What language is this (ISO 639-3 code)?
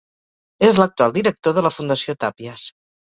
cat